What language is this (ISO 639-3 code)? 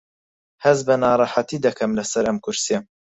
ckb